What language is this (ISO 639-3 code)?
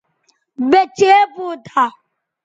btv